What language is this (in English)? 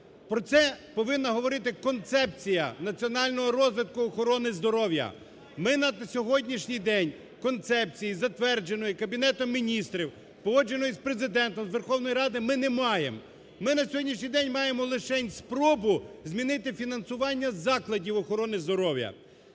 Ukrainian